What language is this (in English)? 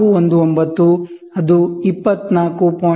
Kannada